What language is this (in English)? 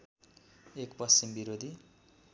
Nepali